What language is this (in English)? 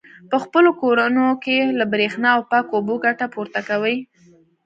Pashto